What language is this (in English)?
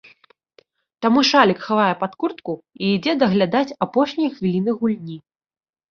Belarusian